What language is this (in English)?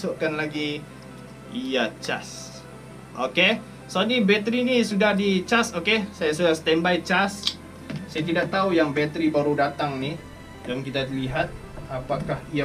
Malay